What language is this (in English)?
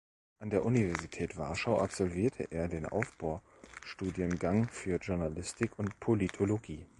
German